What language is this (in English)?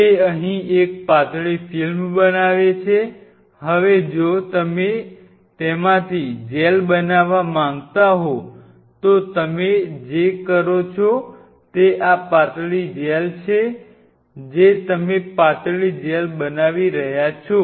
Gujarati